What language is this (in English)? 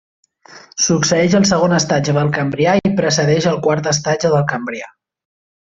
Catalan